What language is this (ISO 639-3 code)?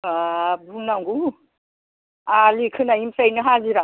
brx